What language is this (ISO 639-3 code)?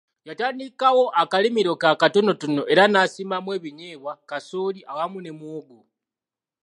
lug